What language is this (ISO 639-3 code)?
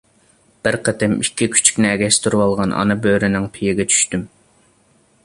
uig